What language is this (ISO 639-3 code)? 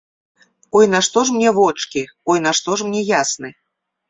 bel